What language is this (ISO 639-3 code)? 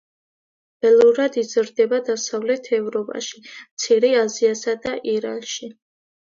kat